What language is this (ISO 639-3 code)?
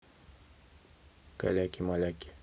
rus